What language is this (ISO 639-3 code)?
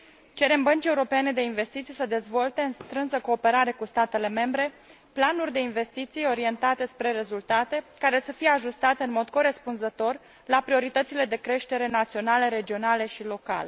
ron